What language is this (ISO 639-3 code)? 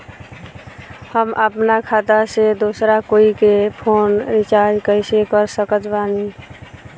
bho